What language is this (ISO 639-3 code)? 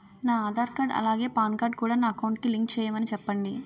tel